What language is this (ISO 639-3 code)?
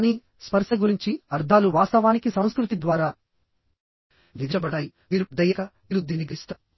tel